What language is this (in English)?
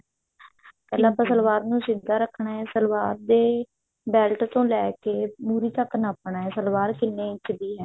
Punjabi